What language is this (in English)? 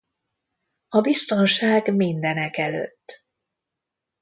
Hungarian